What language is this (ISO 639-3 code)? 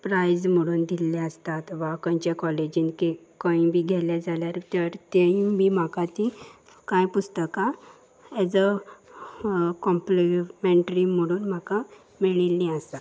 kok